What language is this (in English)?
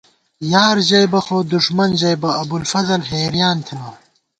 Gawar-Bati